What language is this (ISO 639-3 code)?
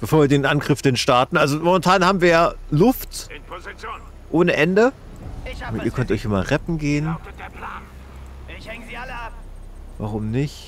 deu